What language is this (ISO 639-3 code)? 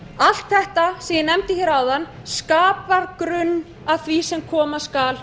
isl